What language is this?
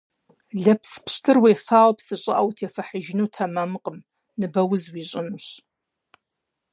Kabardian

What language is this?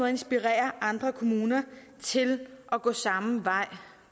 Danish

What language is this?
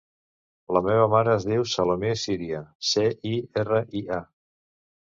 Catalan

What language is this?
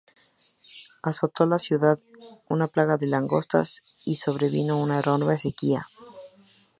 Spanish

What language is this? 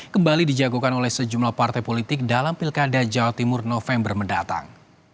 Indonesian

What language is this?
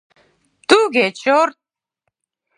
Mari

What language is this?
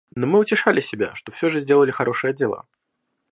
Russian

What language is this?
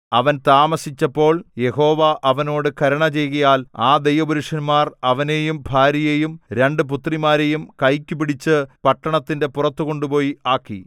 Malayalam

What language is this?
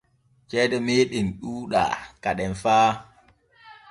Borgu Fulfulde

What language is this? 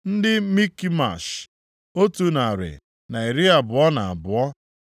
Igbo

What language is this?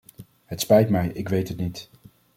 Dutch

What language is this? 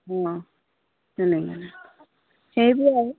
Assamese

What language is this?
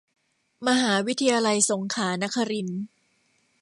Thai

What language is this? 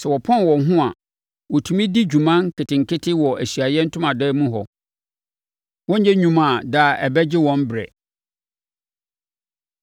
Akan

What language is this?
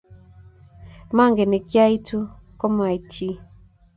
Kalenjin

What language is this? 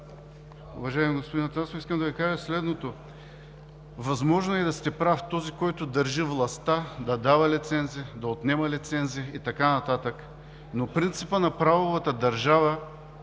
Bulgarian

